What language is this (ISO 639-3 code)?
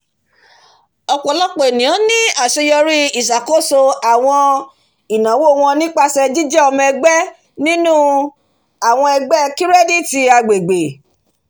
yor